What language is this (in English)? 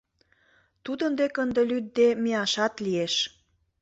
Mari